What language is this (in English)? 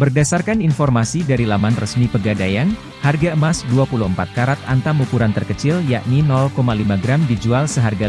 Indonesian